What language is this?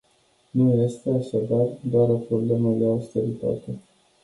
Romanian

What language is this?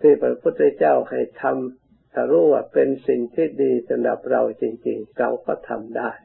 Thai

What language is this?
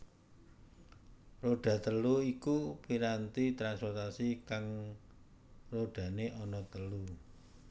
Javanese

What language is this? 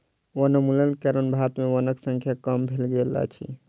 Maithili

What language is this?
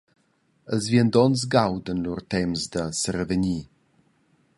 Romansh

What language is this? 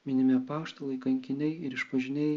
Lithuanian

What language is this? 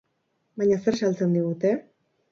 Basque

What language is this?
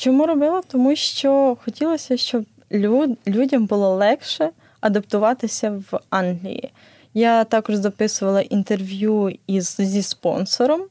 Ukrainian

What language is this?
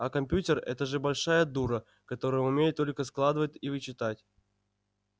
Russian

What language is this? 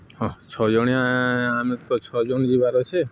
Odia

